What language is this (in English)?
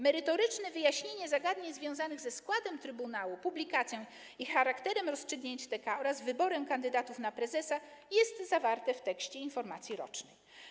Polish